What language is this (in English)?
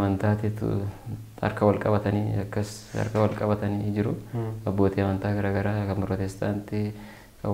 Indonesian